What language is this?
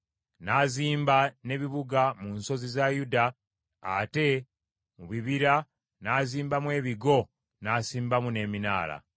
Ganda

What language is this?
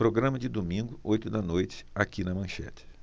Portuguese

